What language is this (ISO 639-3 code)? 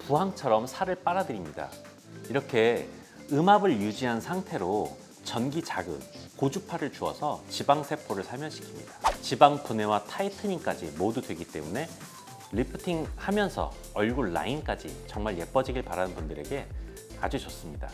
kor